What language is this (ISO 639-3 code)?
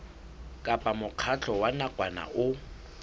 sot